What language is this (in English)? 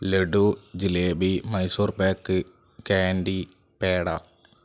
Malayalam